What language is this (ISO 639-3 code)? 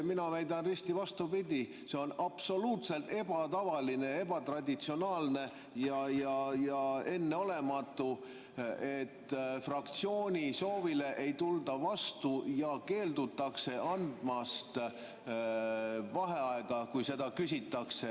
est